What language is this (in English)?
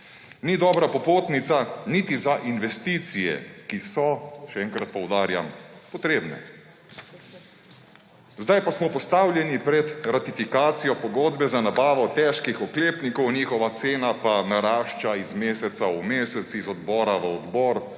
Slovenian